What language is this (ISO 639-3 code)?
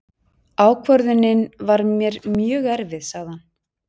isl